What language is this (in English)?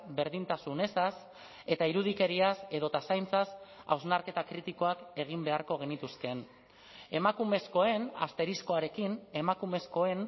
Basque